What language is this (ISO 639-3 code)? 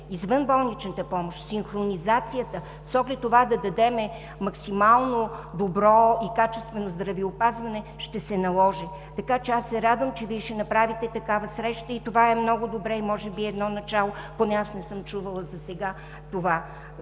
bul